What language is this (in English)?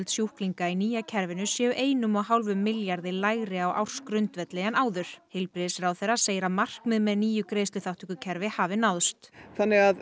Icelandic